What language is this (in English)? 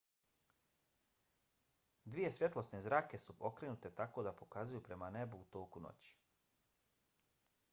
Bosnian